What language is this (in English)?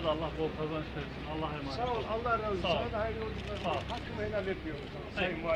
Turkish